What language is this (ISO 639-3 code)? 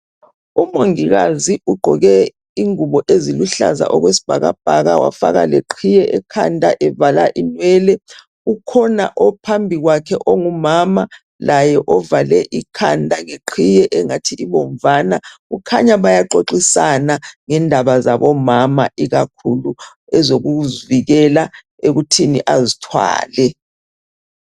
nde